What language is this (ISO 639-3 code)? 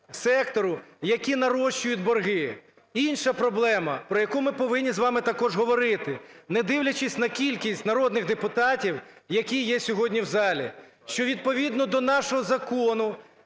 ukr